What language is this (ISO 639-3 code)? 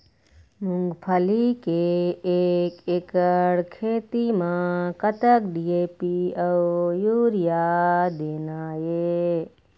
hne